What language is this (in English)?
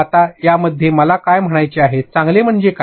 Marathi